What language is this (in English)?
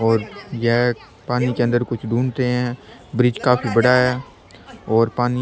Rajasthani